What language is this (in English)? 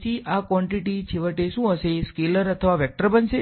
Gujarati